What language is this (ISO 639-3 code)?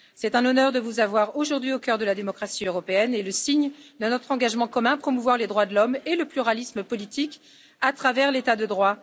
fra